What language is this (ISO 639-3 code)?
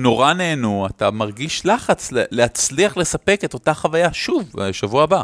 heb